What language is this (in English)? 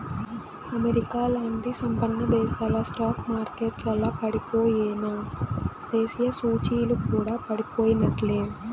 Telugu